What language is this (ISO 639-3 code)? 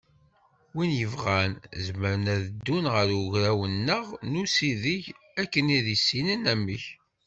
kab